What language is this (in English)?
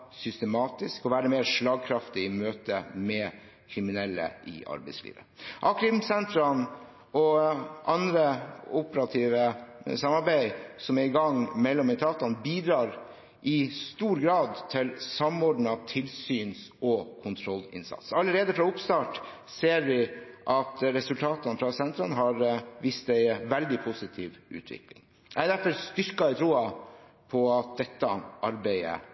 Norwegian Bokmål